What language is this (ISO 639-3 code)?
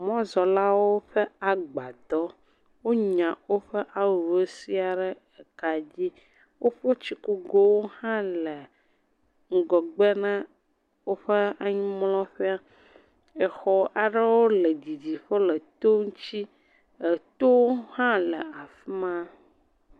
ewe